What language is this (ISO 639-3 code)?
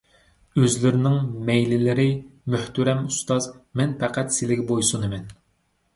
uig